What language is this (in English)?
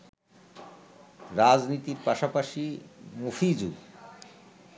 Bangla